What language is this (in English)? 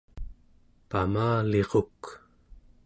Central Yupik